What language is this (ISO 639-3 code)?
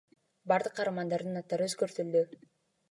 kir